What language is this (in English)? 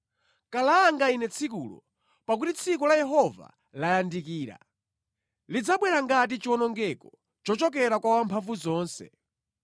Nyanja